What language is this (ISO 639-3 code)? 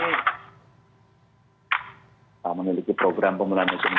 ind